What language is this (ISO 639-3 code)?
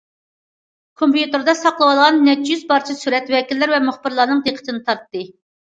uig